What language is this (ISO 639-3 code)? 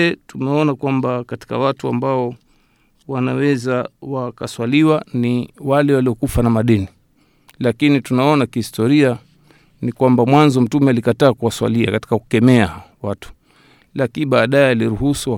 swa